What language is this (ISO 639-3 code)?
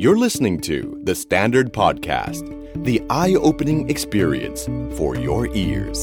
tha